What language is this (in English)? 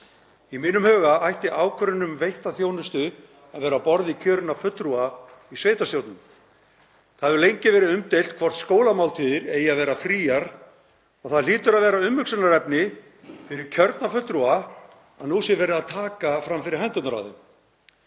Icelandic